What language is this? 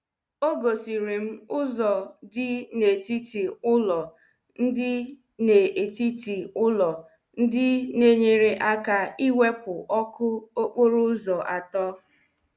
Igbo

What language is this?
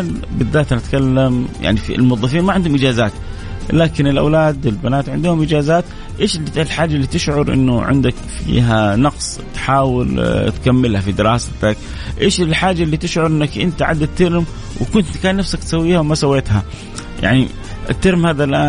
Arabic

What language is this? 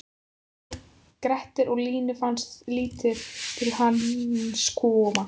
Icelandic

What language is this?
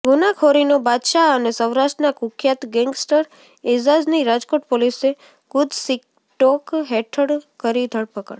Gujarati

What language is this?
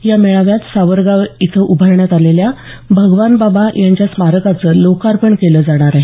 Marathi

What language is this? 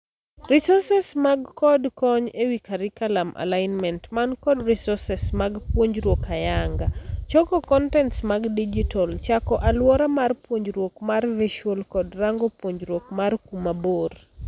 Luo (Kenya and Tanzania)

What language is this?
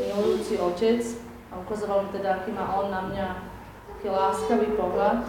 Slovak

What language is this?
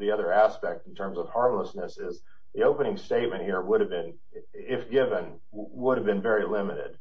English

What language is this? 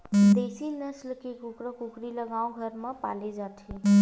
Chhattisgarhi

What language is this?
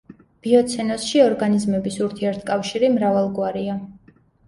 Georgian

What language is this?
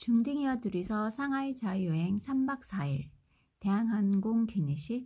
Korean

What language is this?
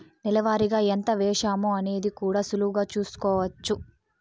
Telugu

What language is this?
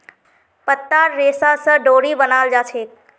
Magahi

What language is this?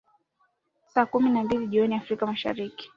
Swahili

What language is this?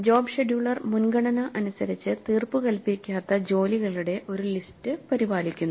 Malayalam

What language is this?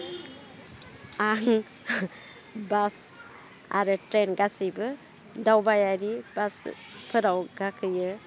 Bodo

